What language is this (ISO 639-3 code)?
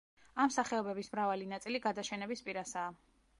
kat